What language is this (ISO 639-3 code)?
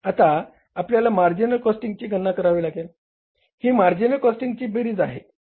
mar